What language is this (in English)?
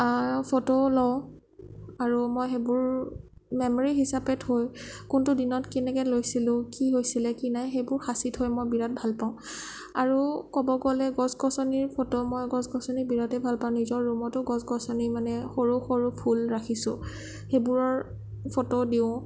Assamese